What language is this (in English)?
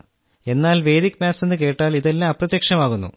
Malayalam